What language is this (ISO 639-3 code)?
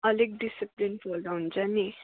nep